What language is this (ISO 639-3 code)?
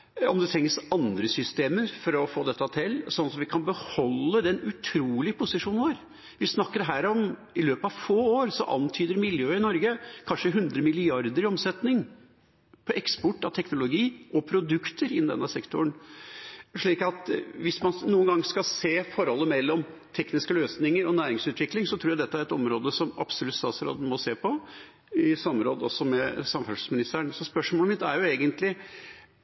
nob